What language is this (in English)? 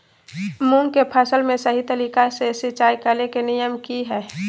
Magahi